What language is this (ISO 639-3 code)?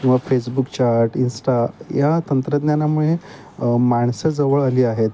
mar